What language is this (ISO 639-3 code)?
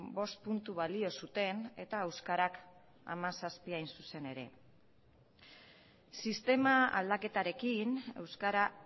eus